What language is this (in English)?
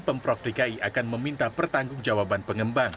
Indonesian